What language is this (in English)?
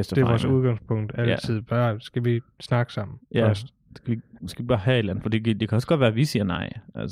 Danish